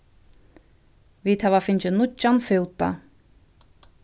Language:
Faroese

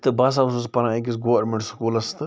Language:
Kashmiri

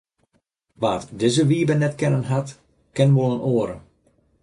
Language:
Western Frisian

